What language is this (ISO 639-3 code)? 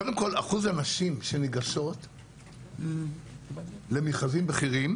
heb